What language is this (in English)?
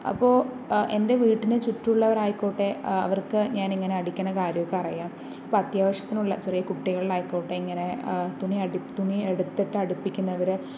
Malayalam